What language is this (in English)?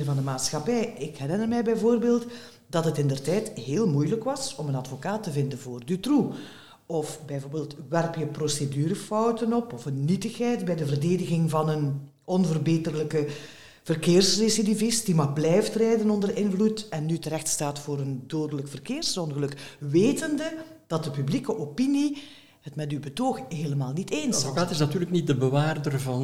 Dutch